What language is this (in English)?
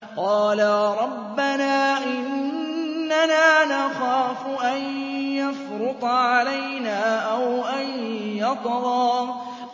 Arabic